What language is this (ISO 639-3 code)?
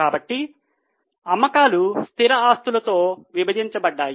tel